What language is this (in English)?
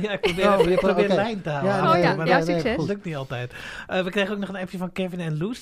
Dutch